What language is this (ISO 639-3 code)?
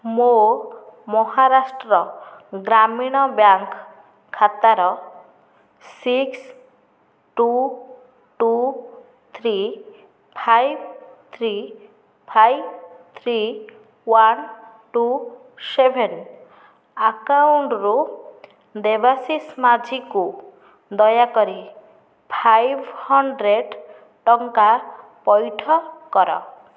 ori